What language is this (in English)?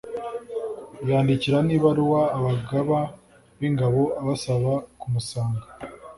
Kinyarwanda